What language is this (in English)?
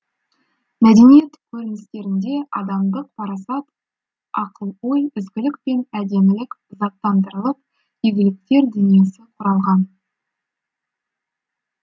Kazakh